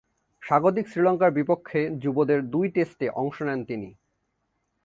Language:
Bangla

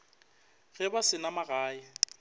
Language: Northern Sotho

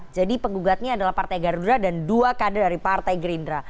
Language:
Indonesian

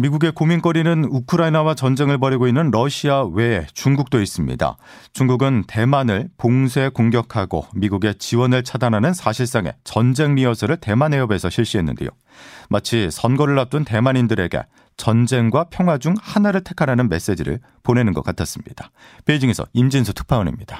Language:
Korean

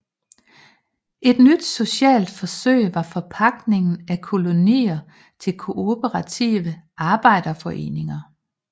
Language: Danish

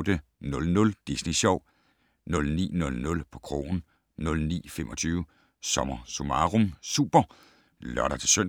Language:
Danish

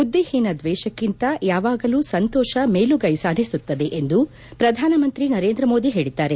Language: Kannada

